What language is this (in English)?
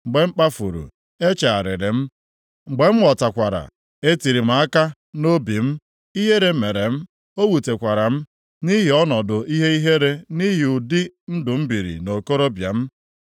Igbo